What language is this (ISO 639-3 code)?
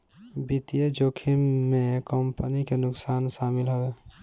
bho